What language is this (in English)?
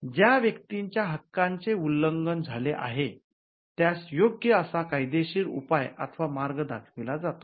Marathi